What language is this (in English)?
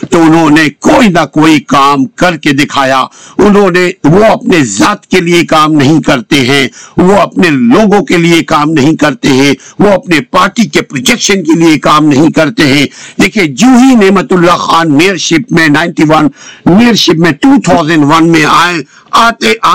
Urdu